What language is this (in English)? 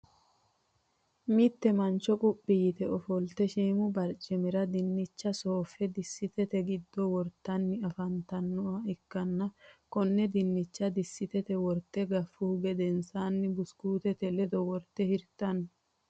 Sidamo